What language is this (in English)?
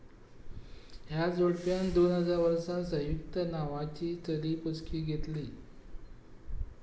Konkani